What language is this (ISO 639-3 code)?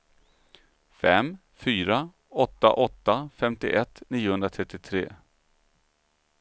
swe